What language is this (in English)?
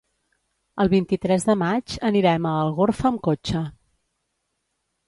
Catalan